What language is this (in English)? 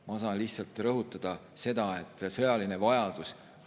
Estonian